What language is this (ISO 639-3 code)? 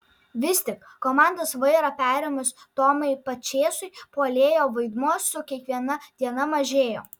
lit